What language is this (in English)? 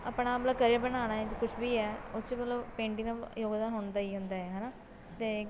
Punjabi